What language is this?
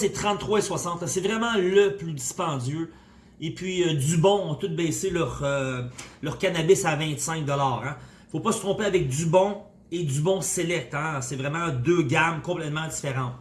French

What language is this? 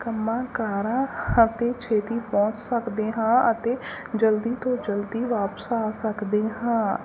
Punjabi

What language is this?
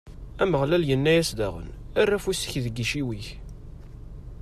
Kabyle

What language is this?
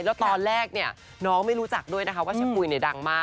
Thai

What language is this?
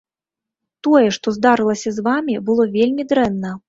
Belarusian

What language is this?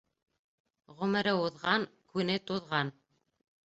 Bashkir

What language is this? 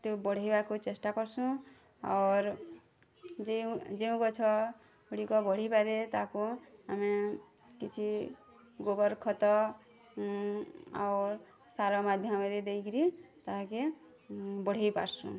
Odia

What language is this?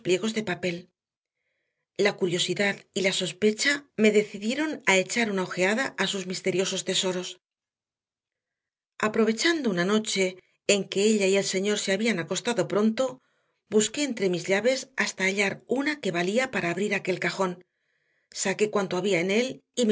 Spanish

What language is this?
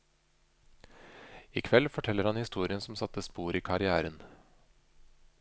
Norwegian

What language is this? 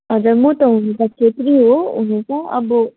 Nepali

